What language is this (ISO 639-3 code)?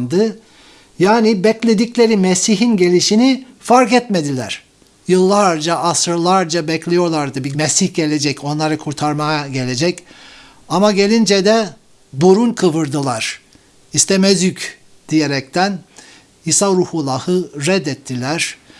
tur